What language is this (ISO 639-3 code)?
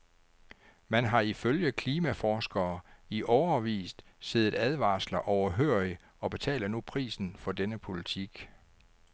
dan